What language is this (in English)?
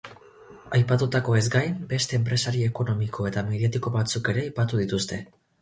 Basque